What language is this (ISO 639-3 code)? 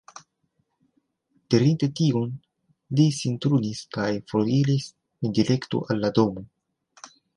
epo